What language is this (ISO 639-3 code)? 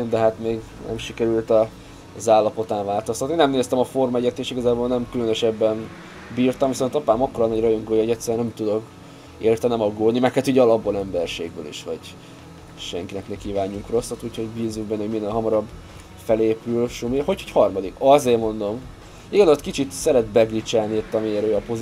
hun